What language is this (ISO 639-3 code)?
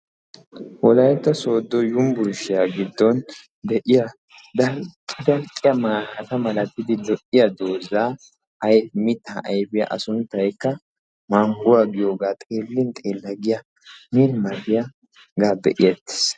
wal